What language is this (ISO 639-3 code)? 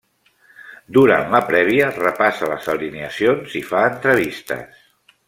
cat